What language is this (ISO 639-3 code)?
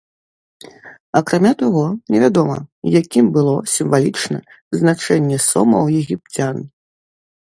bel